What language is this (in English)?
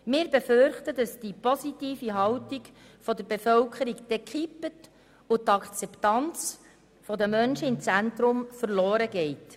Swiss German